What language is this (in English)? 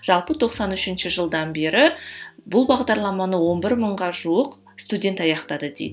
Kazakh